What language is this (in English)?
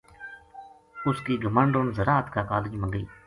Gujari